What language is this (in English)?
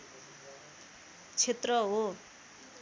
Nepali